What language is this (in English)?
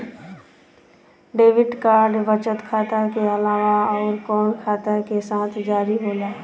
Bhojpuri